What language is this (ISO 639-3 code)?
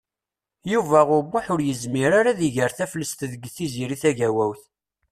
kab